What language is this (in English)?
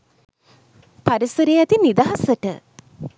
Sinhala